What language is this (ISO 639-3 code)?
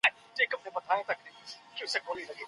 pus